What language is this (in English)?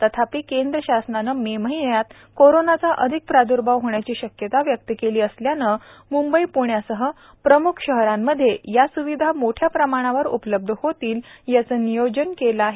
Marathi